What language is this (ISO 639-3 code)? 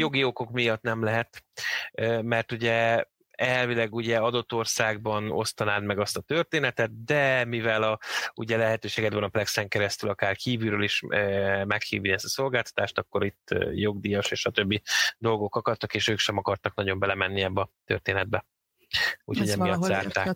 hun